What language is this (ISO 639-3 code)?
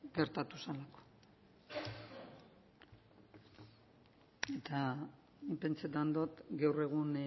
eus